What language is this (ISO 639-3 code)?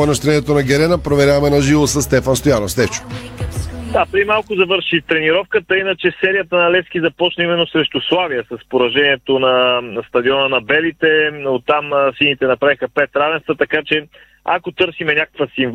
bul